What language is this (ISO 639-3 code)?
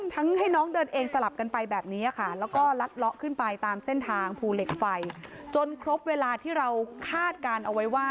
tha